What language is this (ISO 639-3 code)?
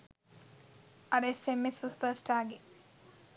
sin